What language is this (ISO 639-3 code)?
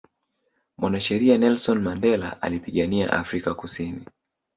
swa